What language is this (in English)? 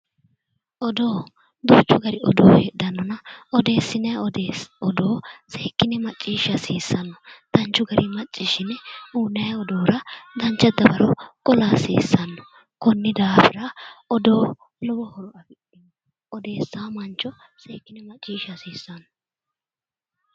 Sidamo